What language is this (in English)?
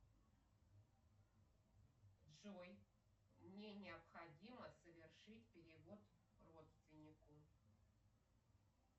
Russian